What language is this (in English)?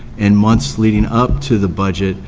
English